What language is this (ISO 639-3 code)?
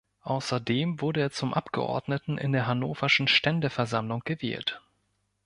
deu